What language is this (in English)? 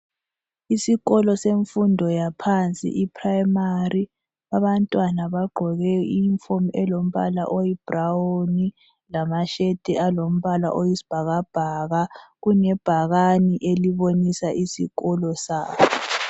North Ndebele